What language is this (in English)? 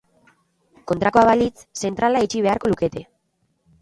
Basque